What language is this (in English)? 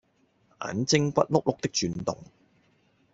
Cantonese